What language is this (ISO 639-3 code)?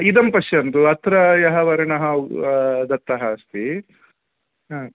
san